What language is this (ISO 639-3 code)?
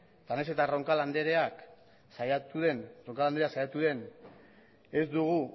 eus